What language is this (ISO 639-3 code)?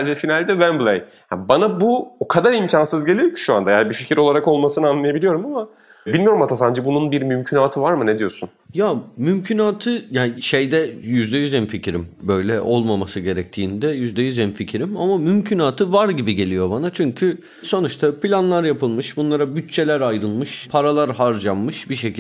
tur